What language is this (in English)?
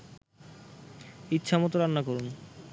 Bangla